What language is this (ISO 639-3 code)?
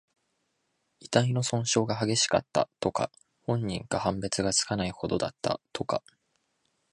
jpn